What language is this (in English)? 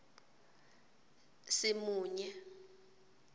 Swati